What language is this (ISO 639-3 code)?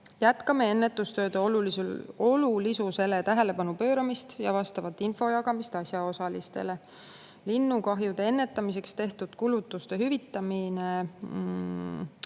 est